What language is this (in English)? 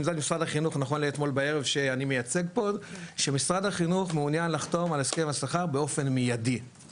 Hebrew